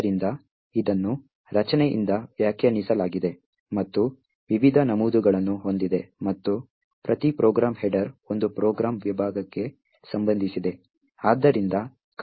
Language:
Kannada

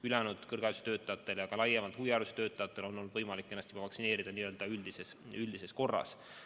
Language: Estonian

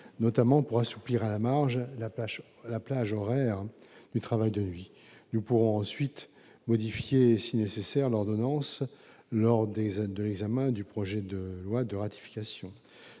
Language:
French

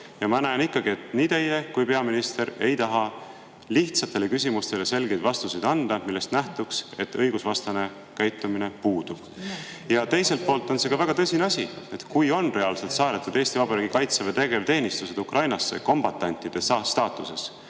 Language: Estonian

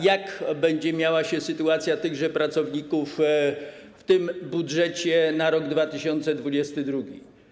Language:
Polish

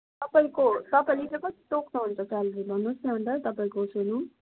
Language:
Nepali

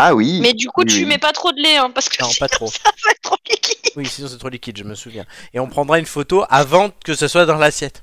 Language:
French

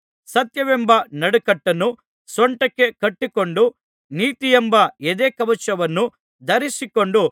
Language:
Kannada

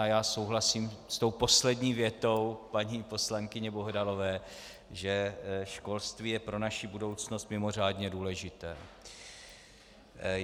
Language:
Czech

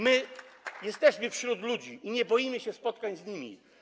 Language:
Polish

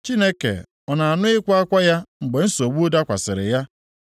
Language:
Igbo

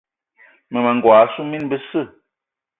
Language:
Eton (Cameroon)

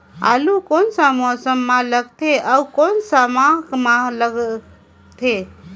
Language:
Chhattisgarhi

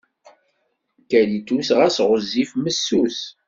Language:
Kabyle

